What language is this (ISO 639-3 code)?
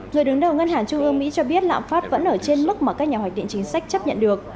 vie